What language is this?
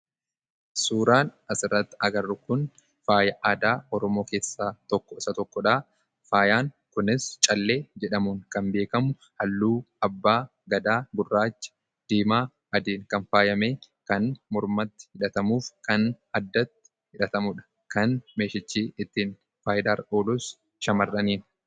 Oromo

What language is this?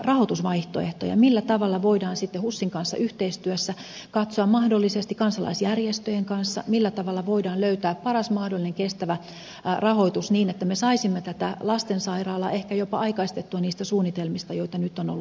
Finnish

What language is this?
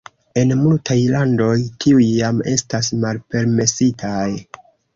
Esperanto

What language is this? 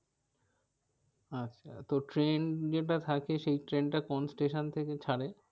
Bangla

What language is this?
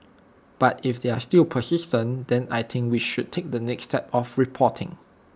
English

